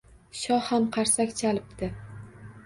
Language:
Uzbek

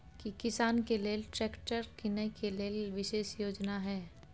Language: Maithili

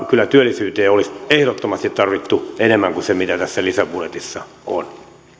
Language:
Finnish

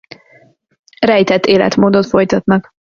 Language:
Hungarian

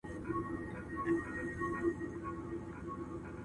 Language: Pashto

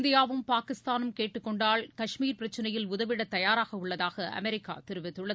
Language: Tamil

